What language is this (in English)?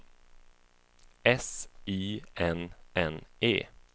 Swedish